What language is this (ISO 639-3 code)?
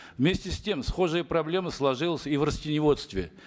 kaz